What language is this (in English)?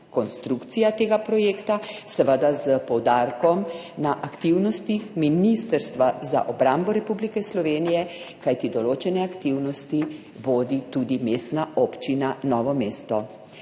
Slovenian